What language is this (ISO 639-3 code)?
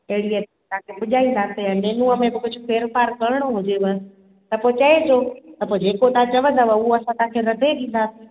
snd